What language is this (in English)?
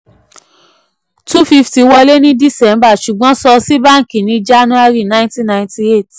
Yoruba